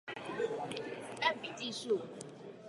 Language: Chinese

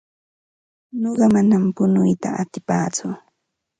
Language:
Ambo-Pasco Quechua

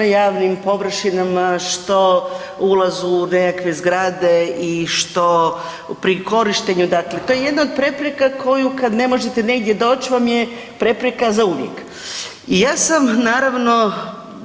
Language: Croatian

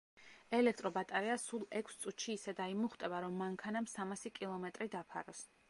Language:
Georgian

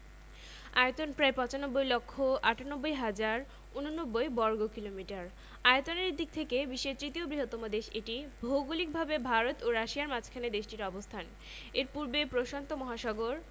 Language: Bangla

